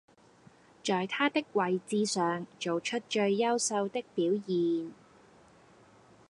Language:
Cantonese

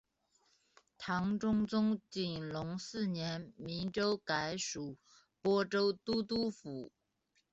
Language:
Chinese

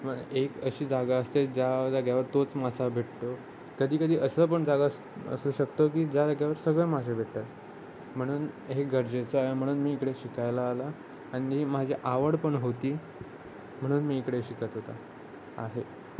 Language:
Marathi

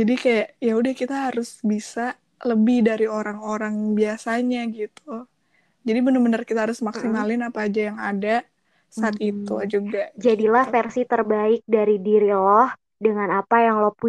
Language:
Indonesian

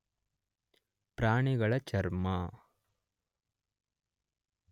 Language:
Kannada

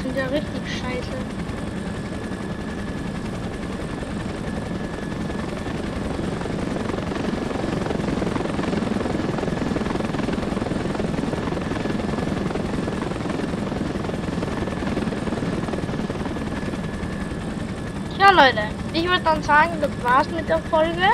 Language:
German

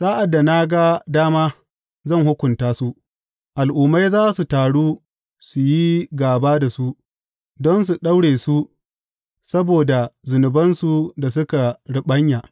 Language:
Hausa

